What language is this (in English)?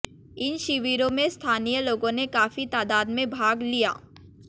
Hindi